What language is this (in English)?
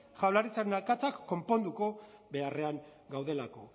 Basque